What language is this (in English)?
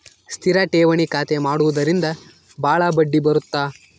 Kannada